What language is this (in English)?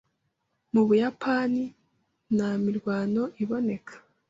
Kinyarwanda